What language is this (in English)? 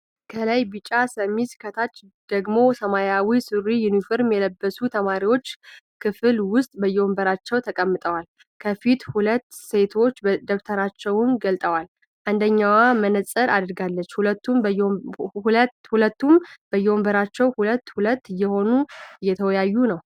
Amharic